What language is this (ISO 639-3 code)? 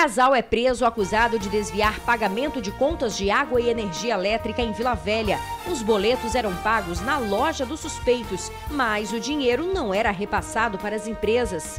por